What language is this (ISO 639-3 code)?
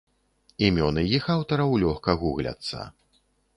bel